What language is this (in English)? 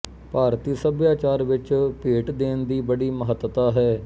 Punjabi